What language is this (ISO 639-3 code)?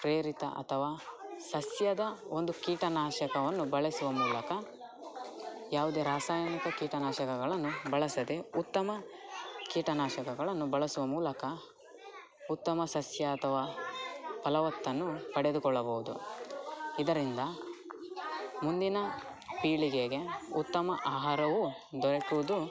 kan